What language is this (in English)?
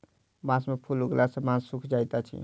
Maithili